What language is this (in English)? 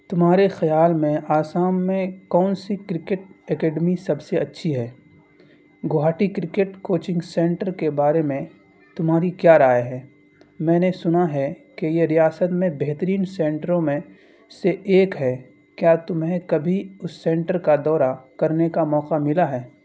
Urdu